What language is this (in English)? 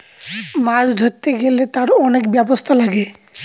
Bangla